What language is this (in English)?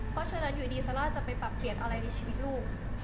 Thai